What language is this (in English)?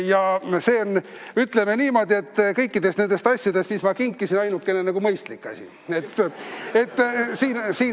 Estonian